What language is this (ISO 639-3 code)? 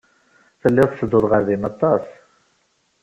kab